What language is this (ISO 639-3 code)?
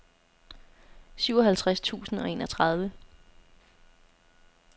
dan